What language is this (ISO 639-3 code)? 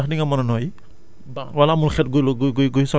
wol